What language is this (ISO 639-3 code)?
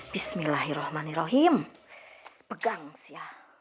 ind